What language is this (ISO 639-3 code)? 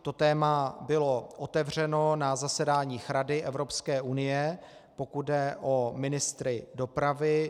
ces